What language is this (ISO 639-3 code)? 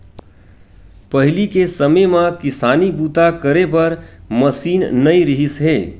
hne